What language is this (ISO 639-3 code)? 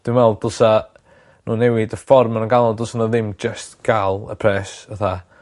cym